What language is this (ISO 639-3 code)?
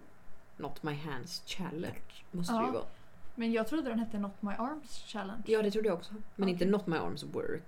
swe